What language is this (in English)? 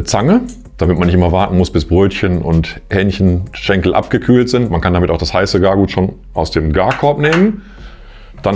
German